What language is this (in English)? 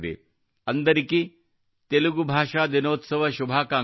Kannada